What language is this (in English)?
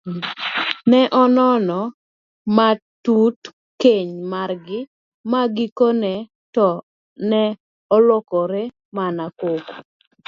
Luo (Kenya and Tanzania)